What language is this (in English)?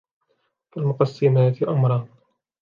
Arabic